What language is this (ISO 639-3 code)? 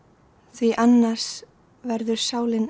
isl